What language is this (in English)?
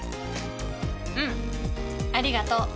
Japanese